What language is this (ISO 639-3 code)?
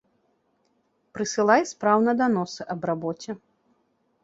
bel